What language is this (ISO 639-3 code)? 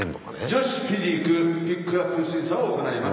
jpn